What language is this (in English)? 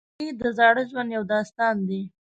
Pashto